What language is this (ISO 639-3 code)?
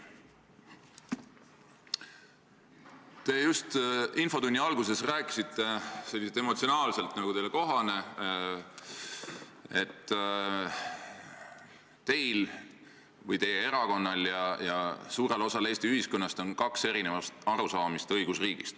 est